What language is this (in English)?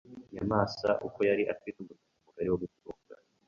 Kinyarwanda